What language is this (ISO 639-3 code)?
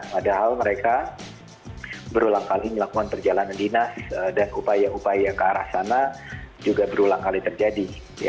ind